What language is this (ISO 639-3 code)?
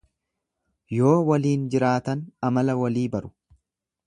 orm